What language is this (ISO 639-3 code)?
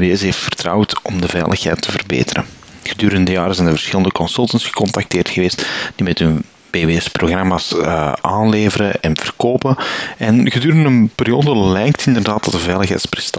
nld